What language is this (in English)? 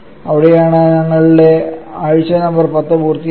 Malayalam